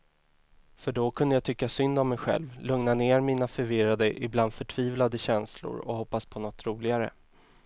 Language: Swedish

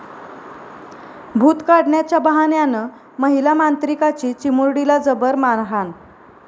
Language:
Marathi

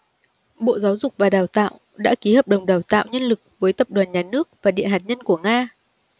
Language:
Vietnamese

